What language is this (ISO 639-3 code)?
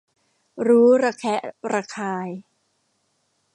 tha